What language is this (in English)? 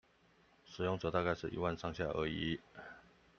Chinese